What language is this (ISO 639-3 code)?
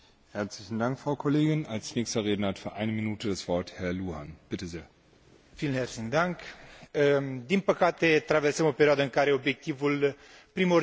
ron